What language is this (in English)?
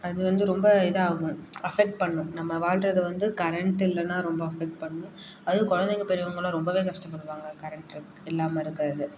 Tamil